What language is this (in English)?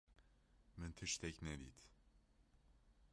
Kurdish